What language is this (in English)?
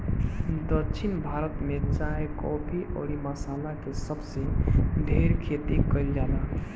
Bhojpuri